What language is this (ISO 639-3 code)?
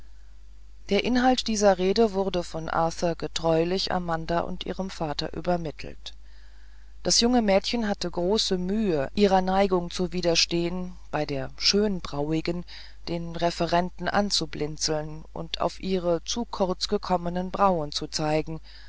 deu